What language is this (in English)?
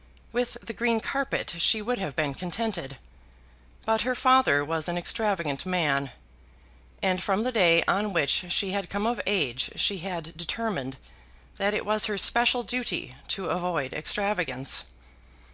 English